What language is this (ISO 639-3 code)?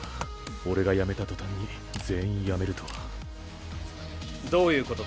jpn